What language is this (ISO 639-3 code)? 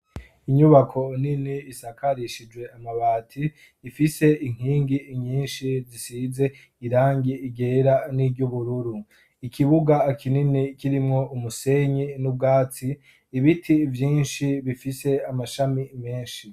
run